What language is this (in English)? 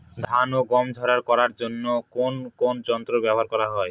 Bangla